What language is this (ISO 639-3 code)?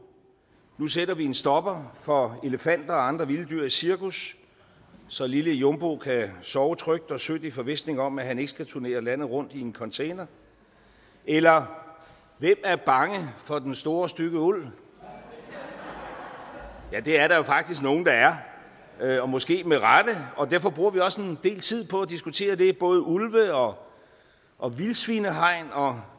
dan